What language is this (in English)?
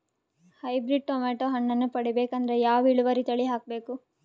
Kannada